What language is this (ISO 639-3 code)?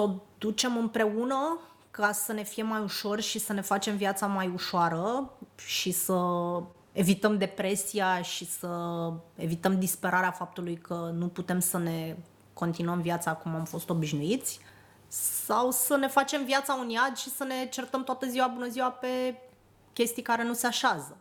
ron